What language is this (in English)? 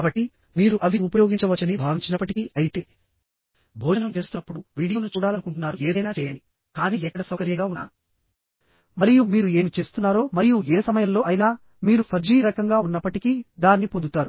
Telugu